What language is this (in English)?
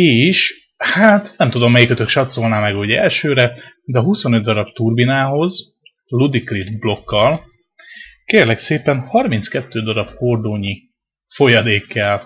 Hungarian